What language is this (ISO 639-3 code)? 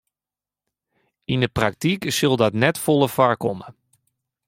fry